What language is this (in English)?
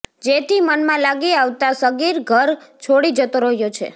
Gujarati